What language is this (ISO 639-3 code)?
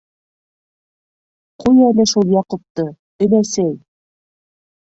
bak